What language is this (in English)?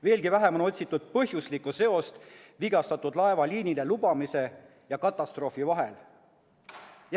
Estonian